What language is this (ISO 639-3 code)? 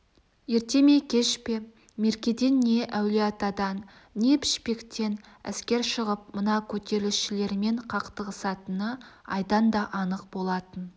kaz